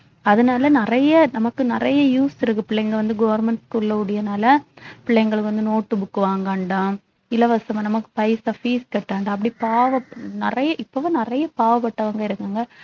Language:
Tamil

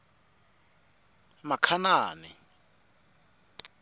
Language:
Tsonga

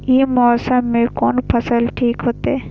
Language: Maithili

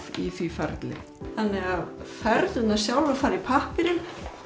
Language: Icelandic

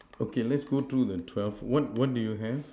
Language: English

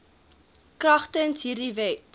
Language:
Afrikaans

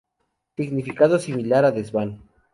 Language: Spanish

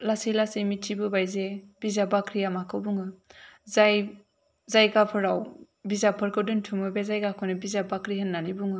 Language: Bodo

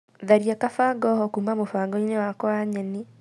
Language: Kikuyu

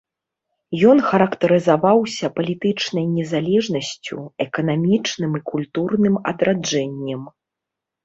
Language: Belarusian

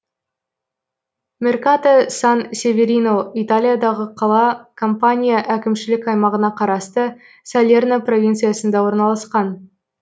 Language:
Kazakh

